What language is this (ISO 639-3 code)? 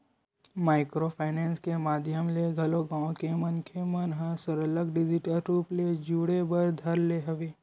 hne